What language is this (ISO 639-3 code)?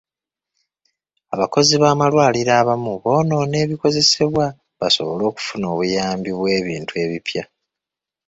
lug